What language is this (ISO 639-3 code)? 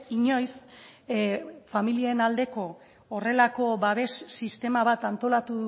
eus